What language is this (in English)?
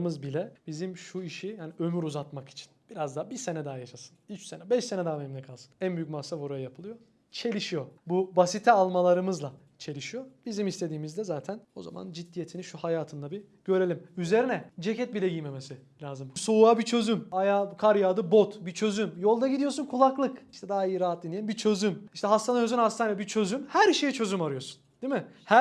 Turkish